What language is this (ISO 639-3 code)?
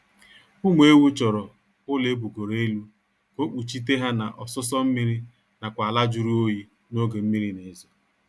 ibo